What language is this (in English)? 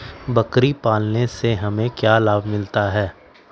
Magahi